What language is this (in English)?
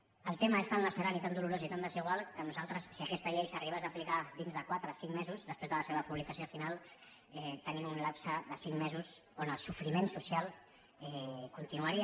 Catalan